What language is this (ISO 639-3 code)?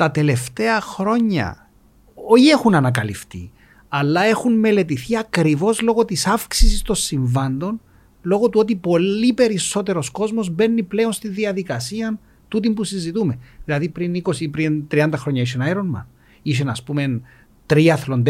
ell